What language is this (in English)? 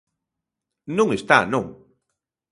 Galician